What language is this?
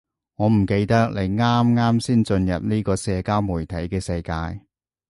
Cantonese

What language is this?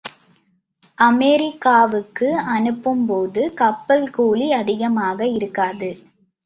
Tamil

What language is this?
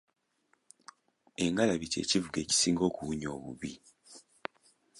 Ganda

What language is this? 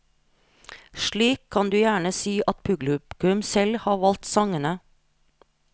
Norwegian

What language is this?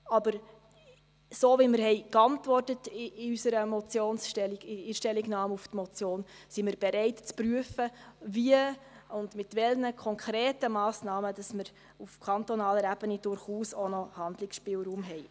Swiss German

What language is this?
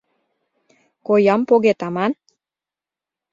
Mari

